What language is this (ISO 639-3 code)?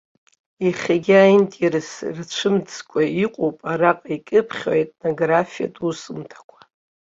abk